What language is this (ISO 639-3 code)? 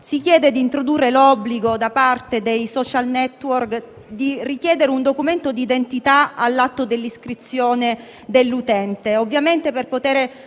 ita